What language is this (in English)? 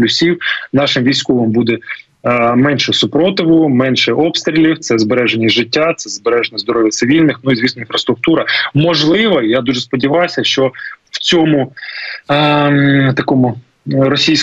Ukrainian